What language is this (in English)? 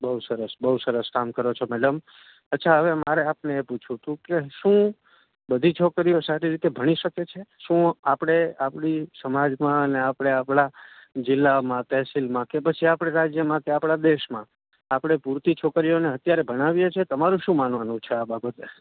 Gujarati